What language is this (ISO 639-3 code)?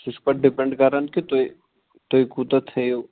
kas